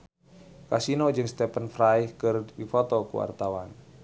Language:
Sundanese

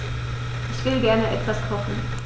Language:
German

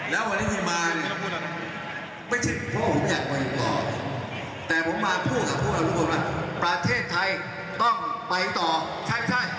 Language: Thai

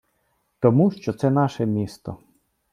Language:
Ukrainian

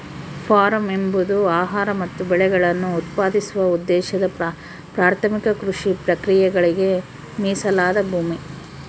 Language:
Kannada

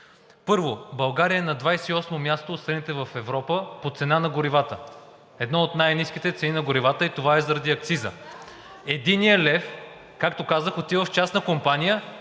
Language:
Bulgarian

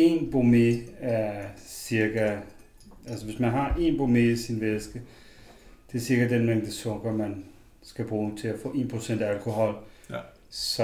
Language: Danish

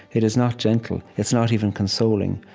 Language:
English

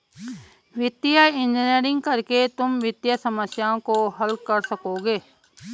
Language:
Hindi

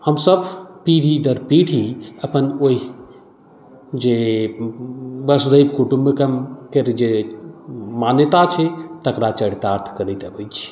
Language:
Maithili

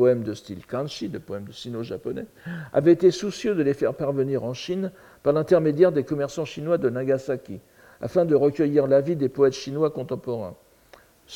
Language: French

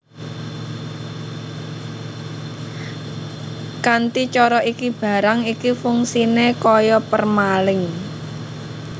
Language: Javanese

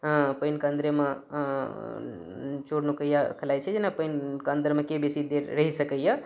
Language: Maithili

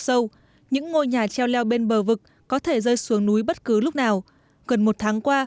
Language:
Vietnamese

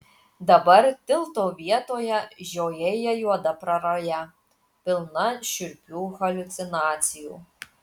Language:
Lithuanian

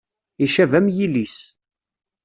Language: Kabyle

